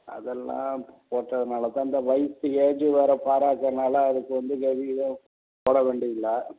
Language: Tamil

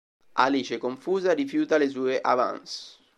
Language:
Italian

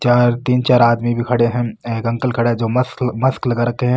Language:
Marwari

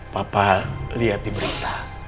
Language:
Indonesian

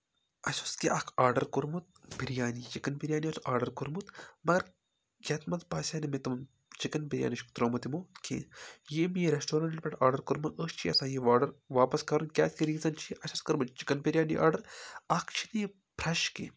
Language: Kashmiri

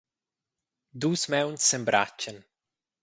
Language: Romansh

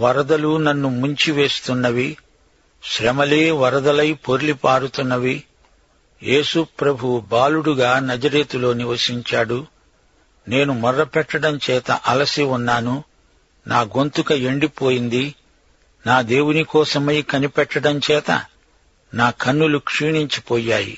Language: Telugu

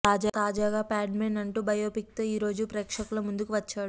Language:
Telugu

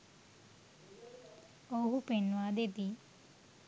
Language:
Sinhala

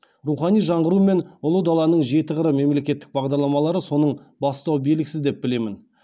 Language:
Kazakh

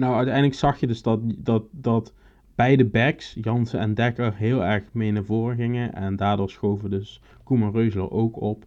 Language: Dutch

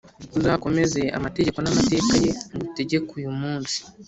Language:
Kinyarwanda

